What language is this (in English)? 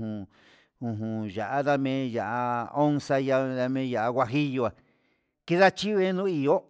Huitepec Mixtec